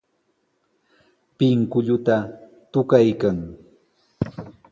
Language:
Sihuas Ancash Quechua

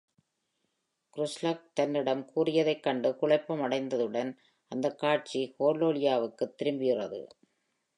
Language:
Tamil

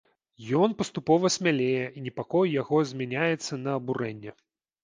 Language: Belarusian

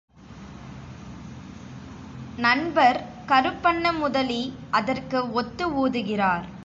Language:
Tamil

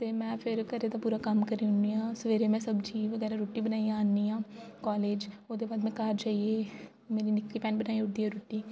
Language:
Dogri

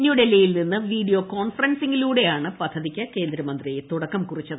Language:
Malayalam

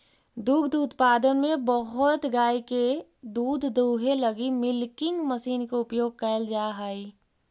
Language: Magahi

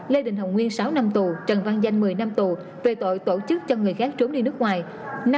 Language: Vietnamese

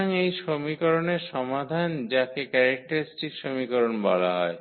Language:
Bangla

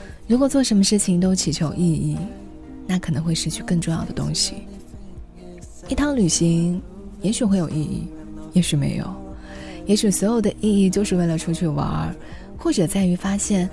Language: Chinese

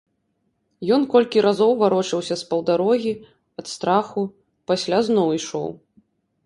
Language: Belarusian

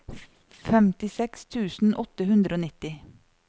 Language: Norwegian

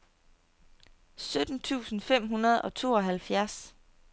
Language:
Danish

